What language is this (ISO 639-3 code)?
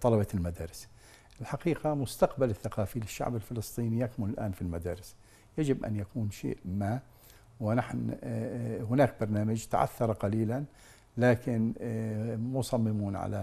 ara